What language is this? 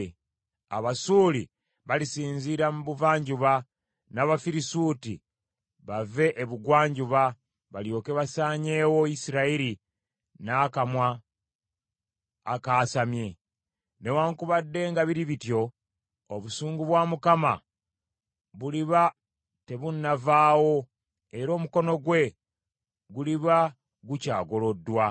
Ganda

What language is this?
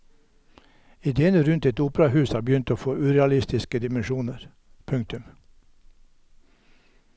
Norwegian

